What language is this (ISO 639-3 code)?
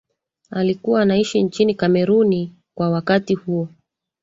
swa